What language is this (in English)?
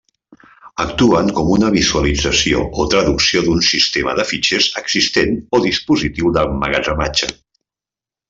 Catalan